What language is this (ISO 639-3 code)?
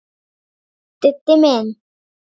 isl